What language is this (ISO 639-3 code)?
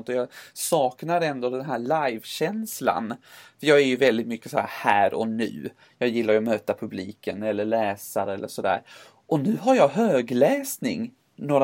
swe